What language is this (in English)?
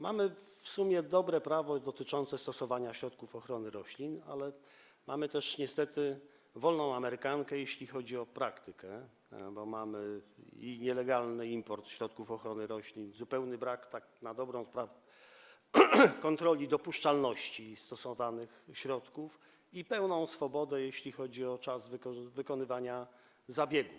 Polish